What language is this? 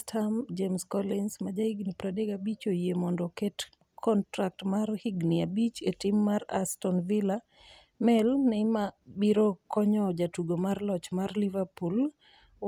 Luo (Kenya and Tanzania)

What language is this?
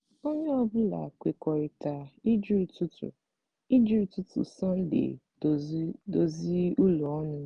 Igbo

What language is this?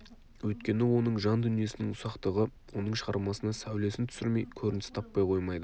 Kazakh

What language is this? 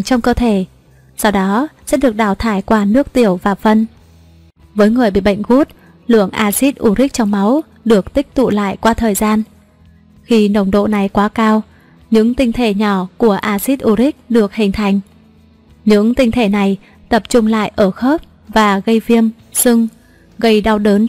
Vietnamese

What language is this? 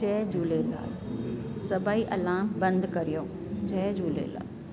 Sindhi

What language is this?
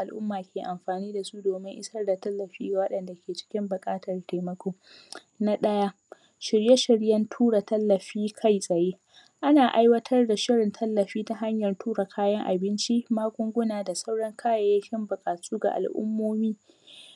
Hausa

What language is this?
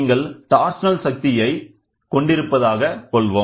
Tamil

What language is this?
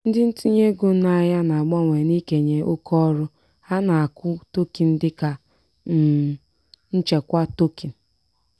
Igbo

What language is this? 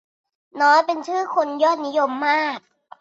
Thai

